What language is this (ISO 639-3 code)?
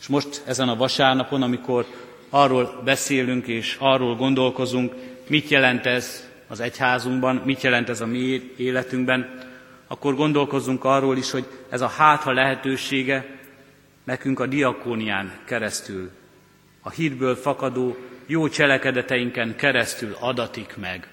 hun